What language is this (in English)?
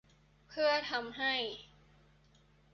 Thai